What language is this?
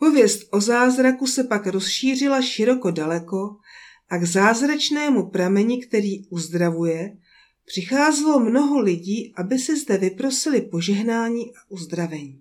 Czech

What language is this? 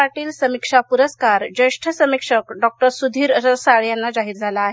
Marathi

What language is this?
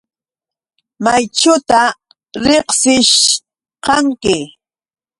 Yauyos Quechua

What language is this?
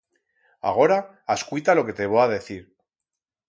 Aragonese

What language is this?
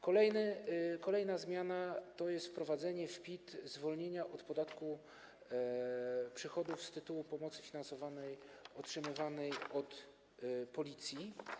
Polish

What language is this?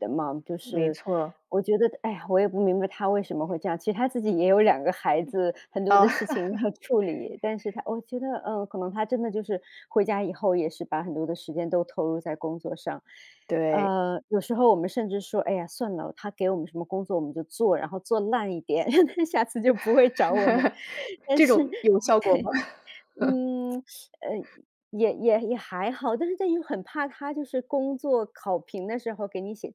Chinese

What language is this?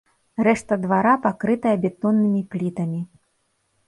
Belarusian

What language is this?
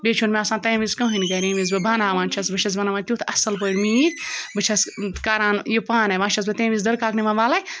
Kashmiri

